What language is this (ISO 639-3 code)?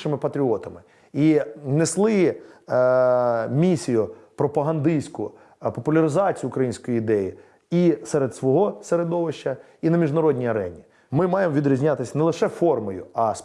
ukr